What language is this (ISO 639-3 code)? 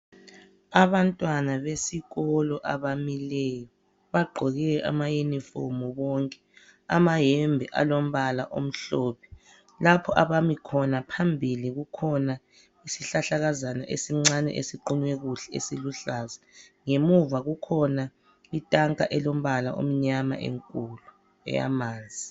nde